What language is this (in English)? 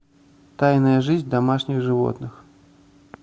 Russian